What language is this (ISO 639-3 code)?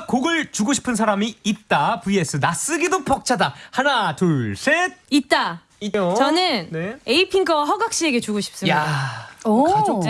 kor